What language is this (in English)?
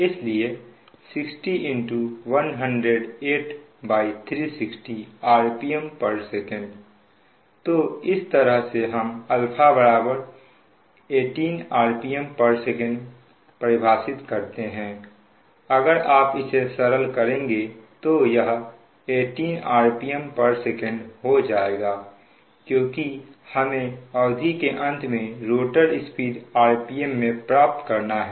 Hindi